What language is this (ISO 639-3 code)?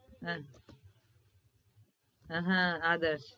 guj